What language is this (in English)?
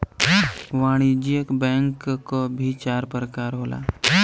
Bhojpuri